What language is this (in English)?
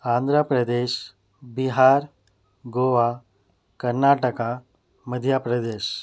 Urdu